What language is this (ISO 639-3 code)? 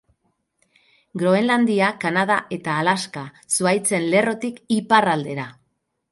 eus